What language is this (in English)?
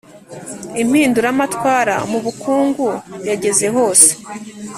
Kinyarwanda